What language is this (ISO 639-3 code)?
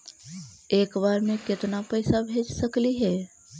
mag